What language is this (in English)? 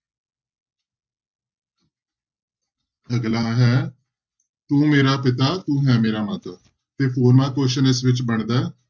Punjabi